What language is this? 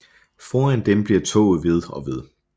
Danish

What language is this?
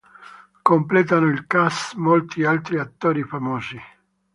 Italian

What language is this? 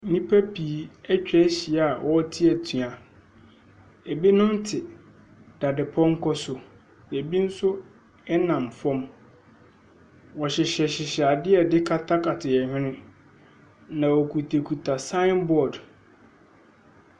Akan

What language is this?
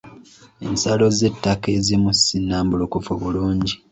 Ganda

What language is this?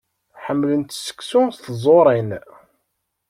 Kabyle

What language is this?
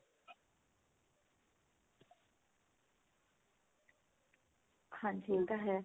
Punjabi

